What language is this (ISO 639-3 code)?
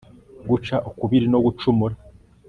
kin